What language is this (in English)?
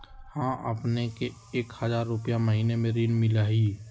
Magahi